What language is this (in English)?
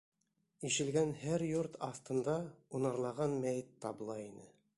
Bashkir